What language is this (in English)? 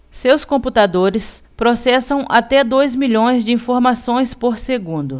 Portuguese